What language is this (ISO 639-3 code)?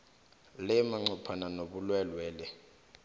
nbl